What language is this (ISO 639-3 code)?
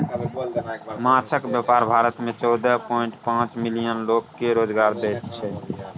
mai